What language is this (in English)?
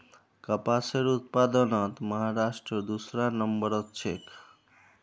Magahi